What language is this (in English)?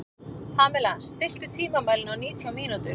Icelandic